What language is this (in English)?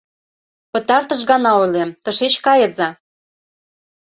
Mari